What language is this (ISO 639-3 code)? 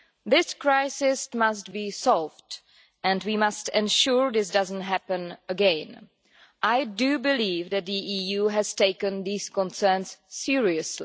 eng